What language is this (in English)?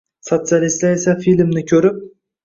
Uzbek